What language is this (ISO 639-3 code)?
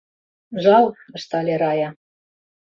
chm